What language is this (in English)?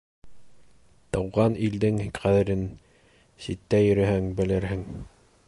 Bashkir